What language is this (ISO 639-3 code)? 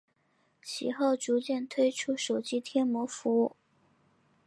zho